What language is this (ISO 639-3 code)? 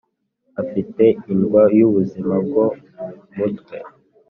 kin